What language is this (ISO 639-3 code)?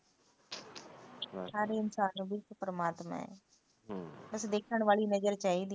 pan